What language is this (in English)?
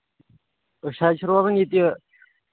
Kashmiri